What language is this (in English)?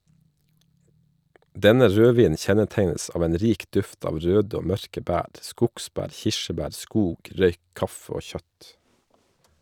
Norwegian